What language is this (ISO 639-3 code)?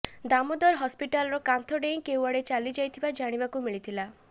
ori